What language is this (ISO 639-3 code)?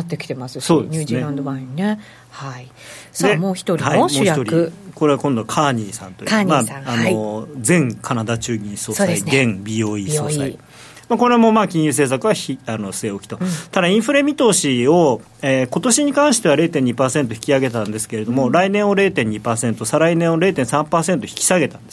jpn